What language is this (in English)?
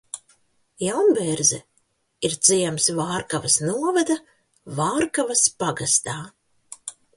Latvian